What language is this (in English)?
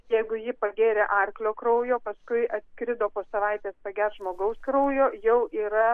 Lithuanian